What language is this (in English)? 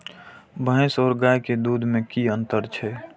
Maithili